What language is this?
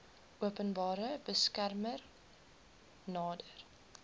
Afrikaans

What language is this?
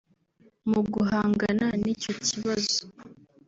Kinyarwanda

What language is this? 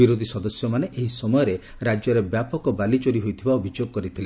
Odia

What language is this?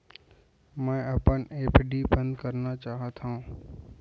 Chhattisgarhi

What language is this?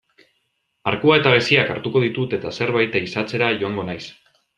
Basque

